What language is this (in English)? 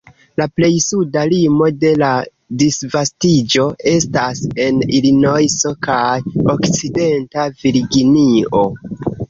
Esperanto